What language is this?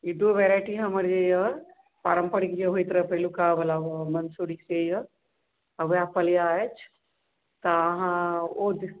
Maithili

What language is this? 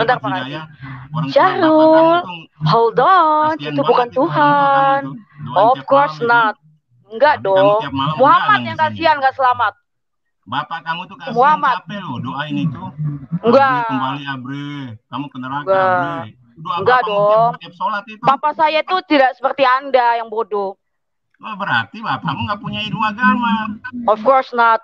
Indonesian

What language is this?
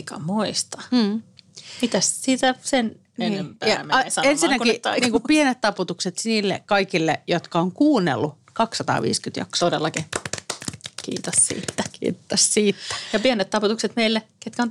Finnish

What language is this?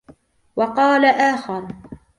Arabic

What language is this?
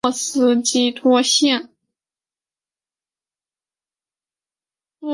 Chinese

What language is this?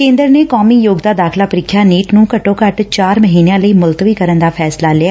Punjabi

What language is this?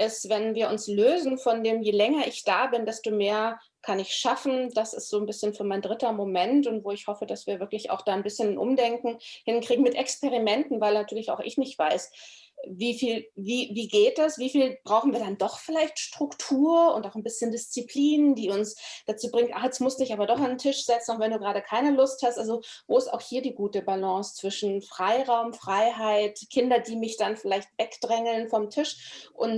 German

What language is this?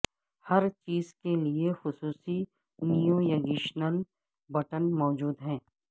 Urdu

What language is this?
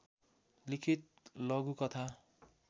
Nepali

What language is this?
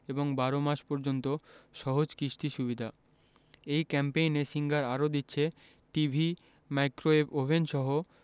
Bangla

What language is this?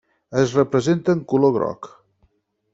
Catalan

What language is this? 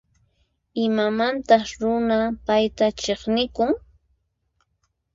Puno Quechua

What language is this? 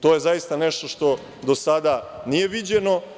Serbian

